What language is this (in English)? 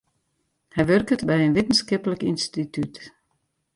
Western Frisian